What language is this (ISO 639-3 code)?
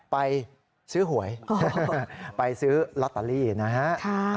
tha